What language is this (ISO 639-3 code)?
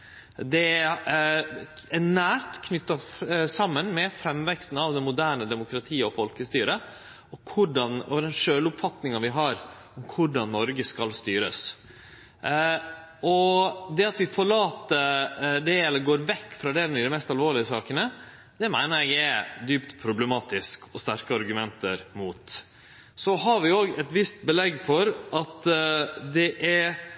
nno